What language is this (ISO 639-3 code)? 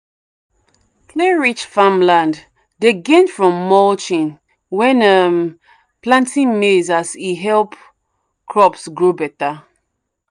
pcm